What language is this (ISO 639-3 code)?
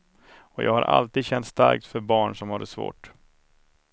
swe